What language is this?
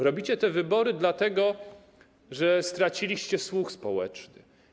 Polish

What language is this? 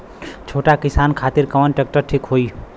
Bhojpuri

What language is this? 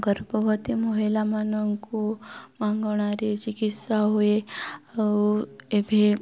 Odia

